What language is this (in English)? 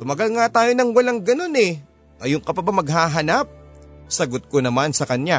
Filipino